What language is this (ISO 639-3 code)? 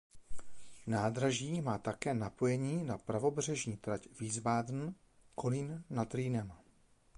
ces